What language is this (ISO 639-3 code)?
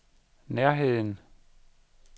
dan